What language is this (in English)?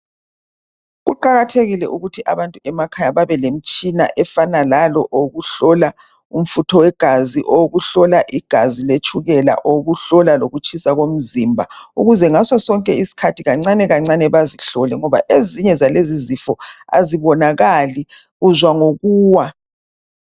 North Ndebele